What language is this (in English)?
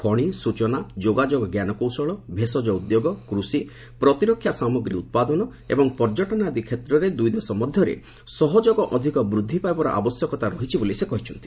Odia